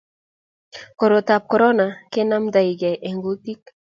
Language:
Kalenjin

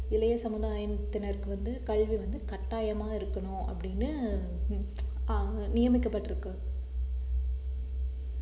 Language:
Tamil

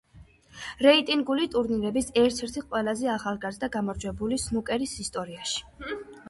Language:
Georgian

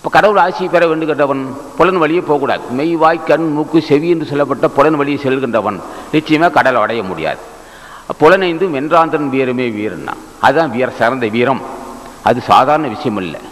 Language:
Tamil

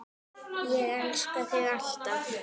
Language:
Icelandic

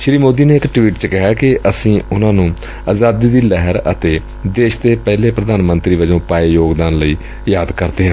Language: Punjabi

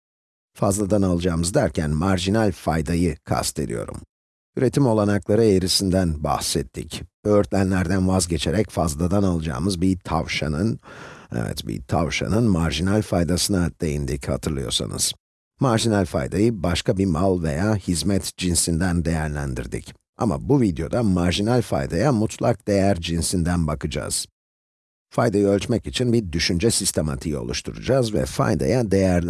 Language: Turkish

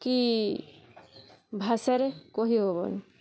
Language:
Odia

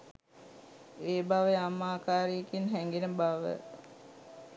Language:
Sinhala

